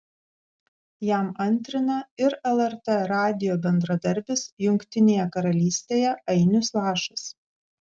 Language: Lithuanian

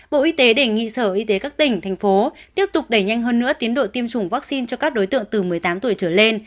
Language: Vietnamese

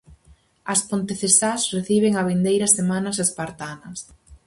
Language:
Galician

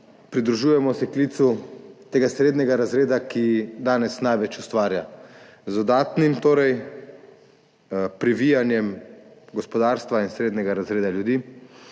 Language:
Slovenian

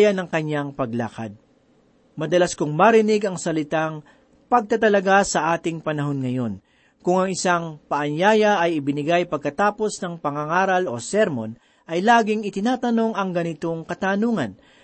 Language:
Filipino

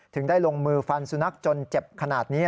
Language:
Thai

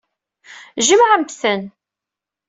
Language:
Kabyle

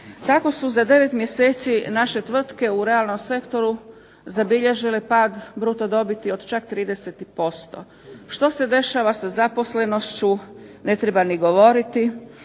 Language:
Croatian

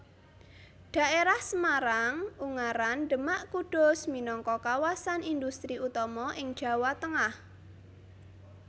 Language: Javanese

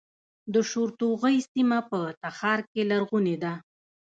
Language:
Pashto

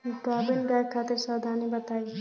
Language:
Bhojpuri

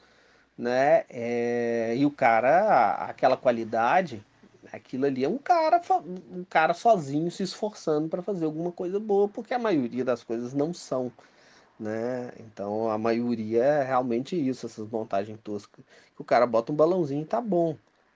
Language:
Portuguese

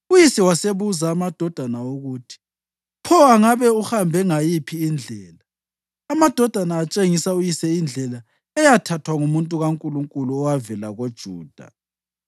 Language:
North Ndebele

